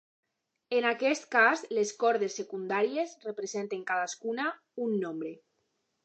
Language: Catalan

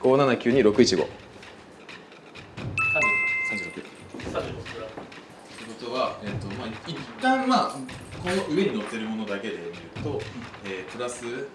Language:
Japanese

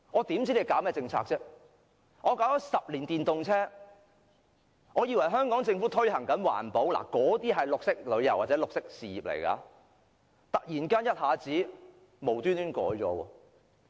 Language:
Cantonese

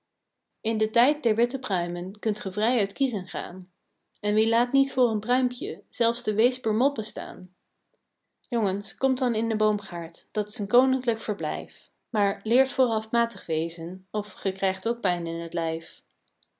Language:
Dutch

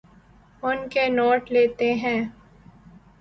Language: Urdu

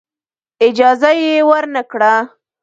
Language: Pashto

